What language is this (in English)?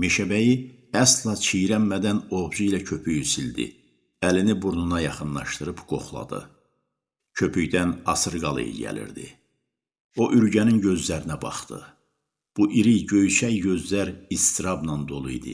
Turkish